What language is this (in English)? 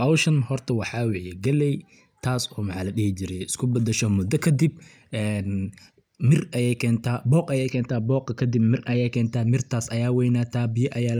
Somali